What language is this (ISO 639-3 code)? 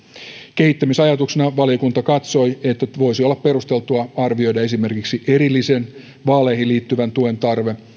fin